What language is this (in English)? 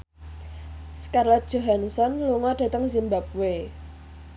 Javanese